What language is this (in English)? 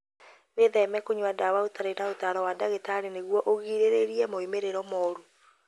Kikuyu